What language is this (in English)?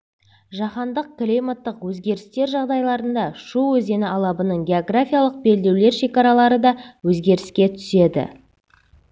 Kazakh